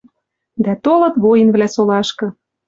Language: Western Mari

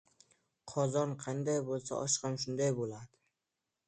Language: Uzbek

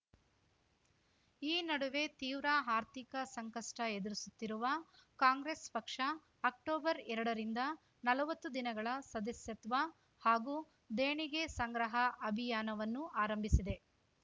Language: Kannada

